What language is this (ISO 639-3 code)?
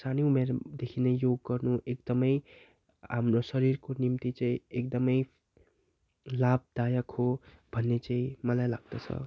nep